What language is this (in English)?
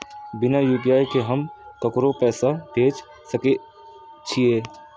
Maithili